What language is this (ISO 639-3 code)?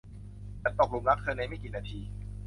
tha